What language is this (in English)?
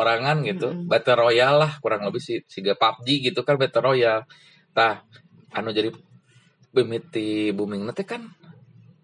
Indonesian